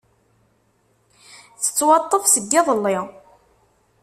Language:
Kabyle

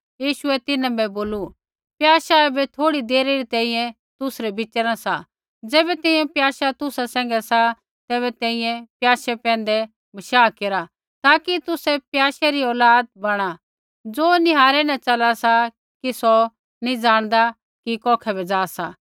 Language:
Kullu Pahari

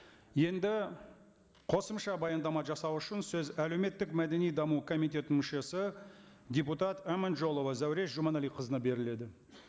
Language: Kazakh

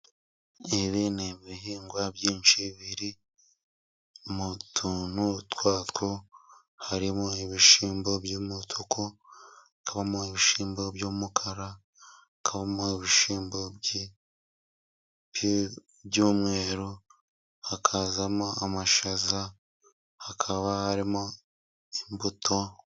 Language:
Kinyarwanda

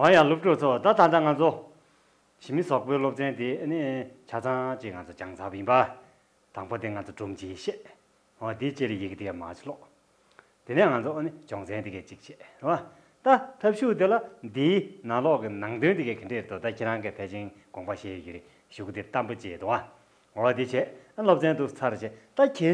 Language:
Romanian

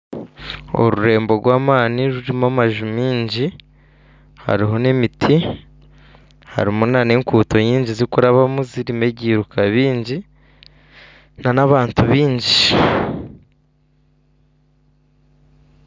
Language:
Nyankole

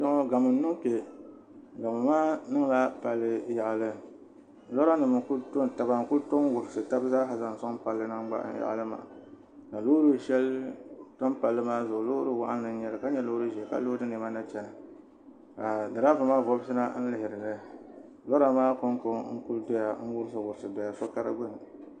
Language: Dagbani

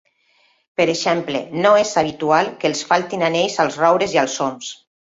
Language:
Catalan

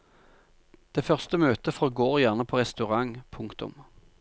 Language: Norwegian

